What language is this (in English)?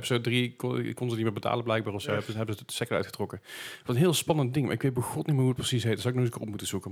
Dutch